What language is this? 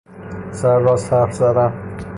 Persian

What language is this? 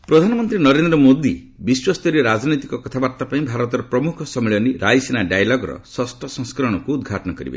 Odia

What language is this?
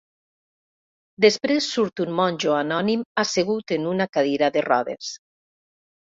Catalan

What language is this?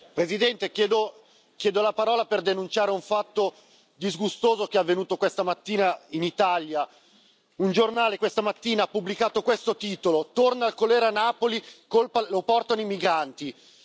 Italian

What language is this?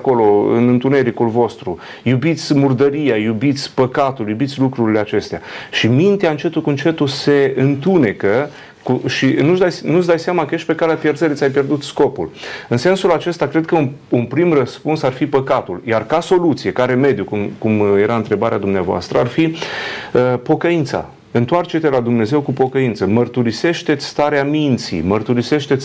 Romanian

